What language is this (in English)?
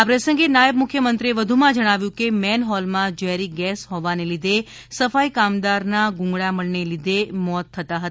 Gujarati